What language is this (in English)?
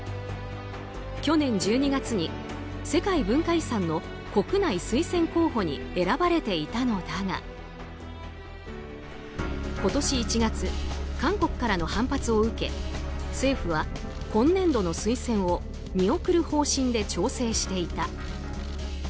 Japanese